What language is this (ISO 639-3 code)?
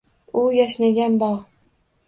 uzb